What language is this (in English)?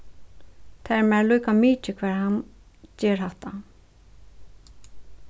Faroese